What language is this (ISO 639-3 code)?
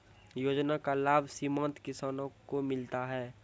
mai